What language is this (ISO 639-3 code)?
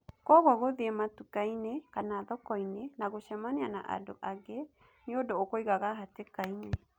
kik